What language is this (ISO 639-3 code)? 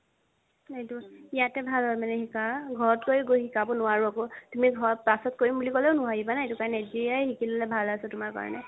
asm